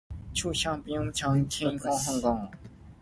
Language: Min Nan Chinese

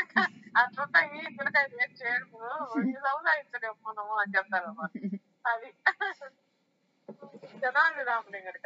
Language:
Telugu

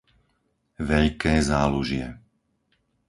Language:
Slovak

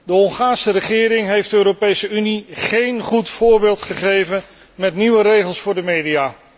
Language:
Dutch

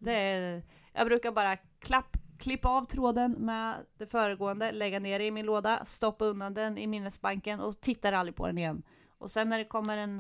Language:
Swedish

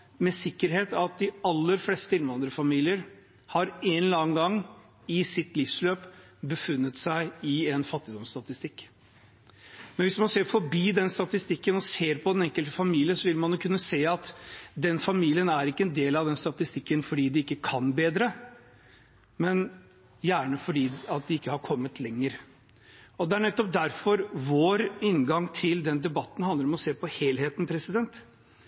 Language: Norwegian Bokmål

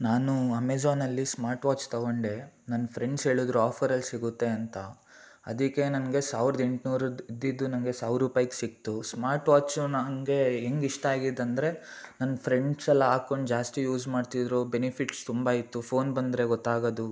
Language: Kannada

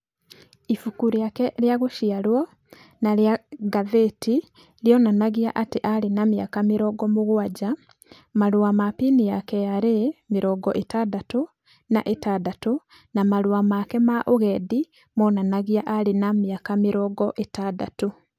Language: Kikuyu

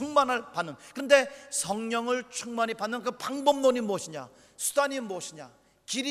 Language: Korean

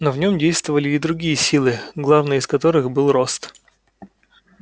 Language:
Russian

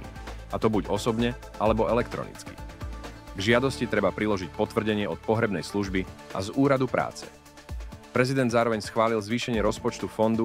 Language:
Slovak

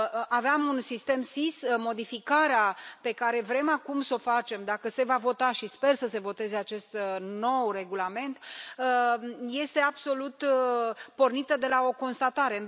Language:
Romanian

